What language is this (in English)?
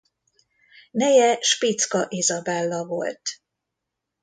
Hungarian